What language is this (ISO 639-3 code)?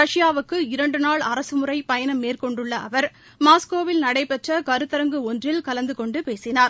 tam